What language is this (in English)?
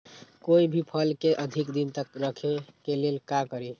Magahi